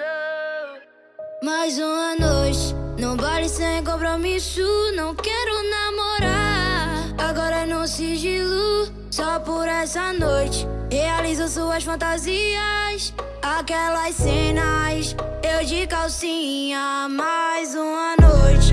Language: Portuguese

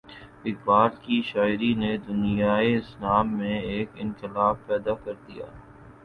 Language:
Urdu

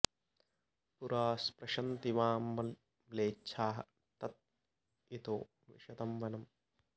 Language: Sanskrit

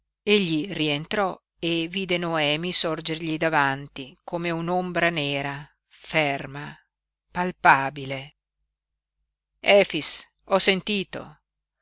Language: Italian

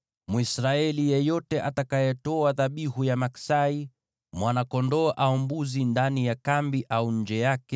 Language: Swahili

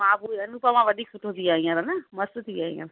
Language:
Sindhi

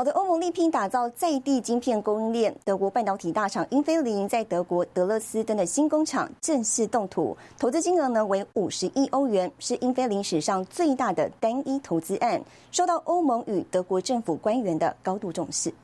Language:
Chinese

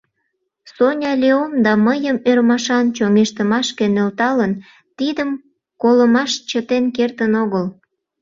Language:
Mari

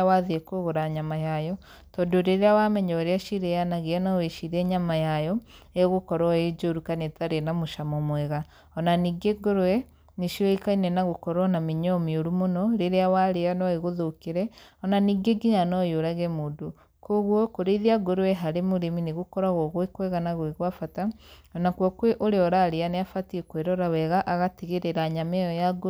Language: Kikuyu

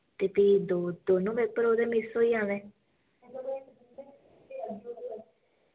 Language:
Dogri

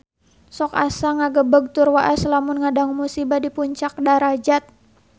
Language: Sundanese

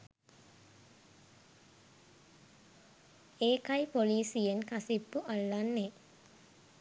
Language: Sinhala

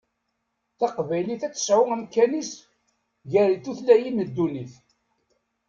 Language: Kabyle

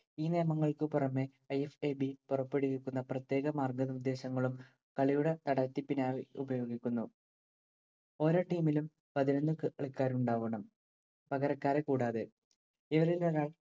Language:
Malayalam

